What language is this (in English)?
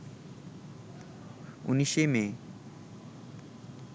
Bangla